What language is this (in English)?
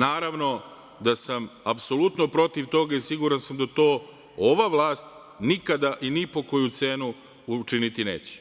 Serbian